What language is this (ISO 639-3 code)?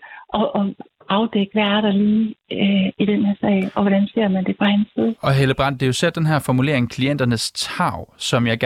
dan